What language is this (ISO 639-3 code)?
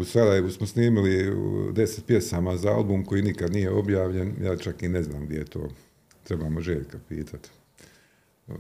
hrv